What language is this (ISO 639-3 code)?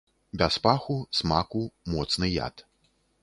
bel